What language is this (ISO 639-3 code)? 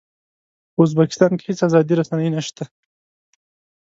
pus